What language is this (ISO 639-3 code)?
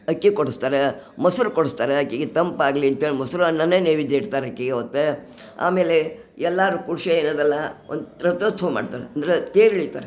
kan